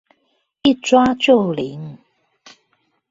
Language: Chinese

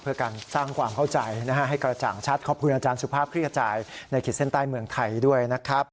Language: Thai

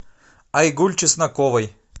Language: Russian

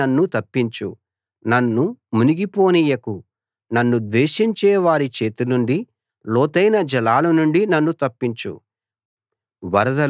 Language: Telugu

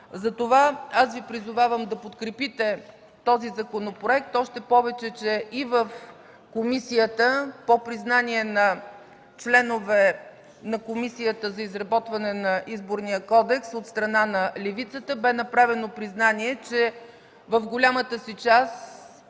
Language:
Bulgarian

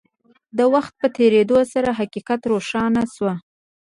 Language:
Pashto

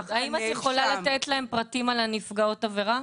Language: Hebrew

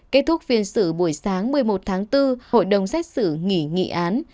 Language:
Vietnamese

